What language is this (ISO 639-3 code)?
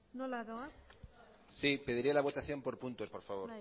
spa